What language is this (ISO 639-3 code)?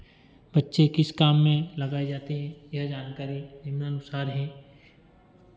hin